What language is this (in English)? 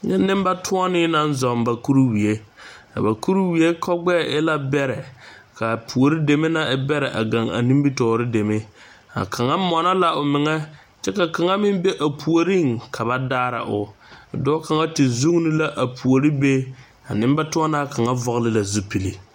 Southern Dagaare